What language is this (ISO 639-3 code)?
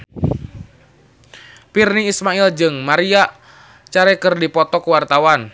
sun